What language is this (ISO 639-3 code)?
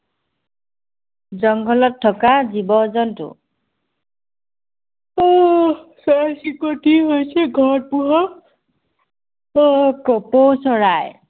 asm